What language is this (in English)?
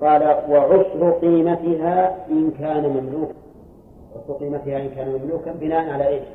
Arabic